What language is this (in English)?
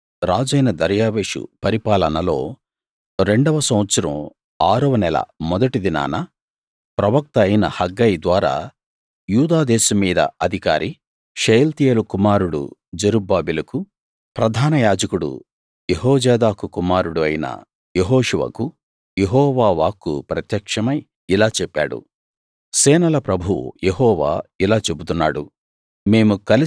Telugu